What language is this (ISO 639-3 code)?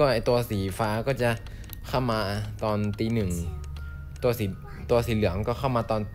tha